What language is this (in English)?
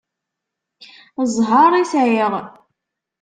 Kabyle